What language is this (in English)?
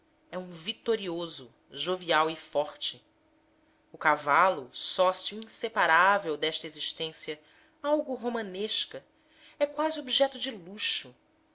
Portuguese